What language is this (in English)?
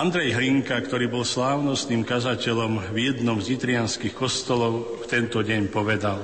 Slovak